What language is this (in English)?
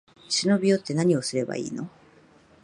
Japanese